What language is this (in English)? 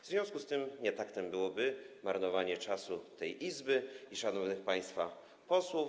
Polish